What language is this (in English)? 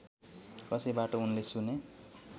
Nepali